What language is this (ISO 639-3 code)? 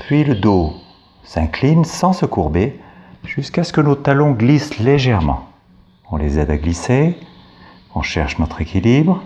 fra